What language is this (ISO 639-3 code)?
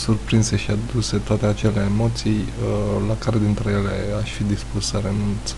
ron